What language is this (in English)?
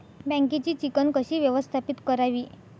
Marathi